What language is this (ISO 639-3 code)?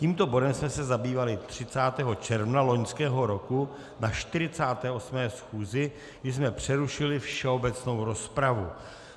ces